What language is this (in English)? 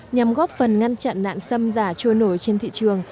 Vietnamese